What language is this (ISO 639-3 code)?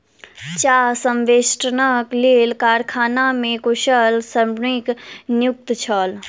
mai